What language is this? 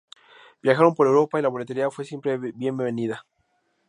Spanish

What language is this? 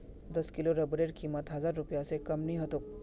Magahi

